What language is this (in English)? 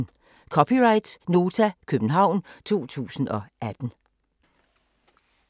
Danish